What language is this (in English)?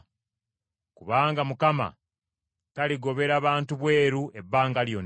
Ganda